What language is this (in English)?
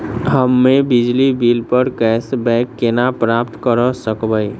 Maithili